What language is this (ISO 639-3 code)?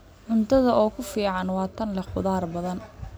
som